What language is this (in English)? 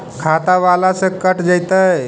Magahi